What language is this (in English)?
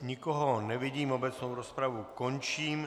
Czech